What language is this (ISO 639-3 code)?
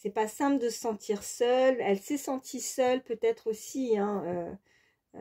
fra